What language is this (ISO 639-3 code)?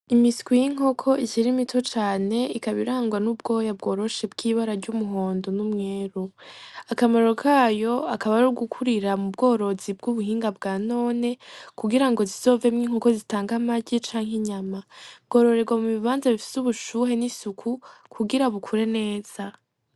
run